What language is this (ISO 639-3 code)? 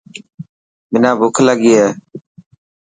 mki